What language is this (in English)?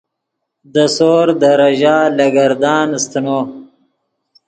Yidgha